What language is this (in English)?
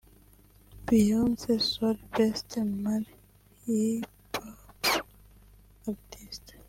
Kinyarwanda